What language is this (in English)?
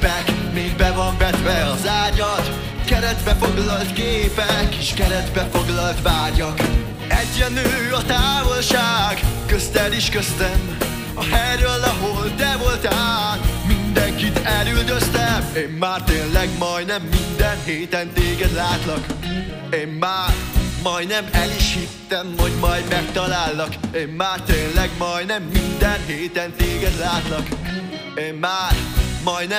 Hungarian